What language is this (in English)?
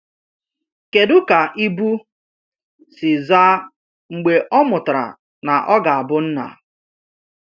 Igbo